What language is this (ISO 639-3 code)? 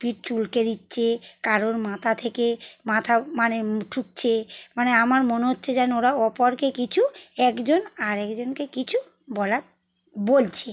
ben